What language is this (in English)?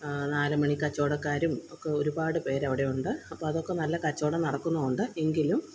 Malayalam